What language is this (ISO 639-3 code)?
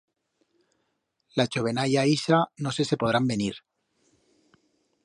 arg